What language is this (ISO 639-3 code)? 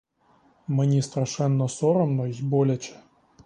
ukr